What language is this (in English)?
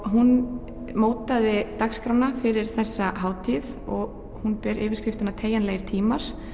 Icelandic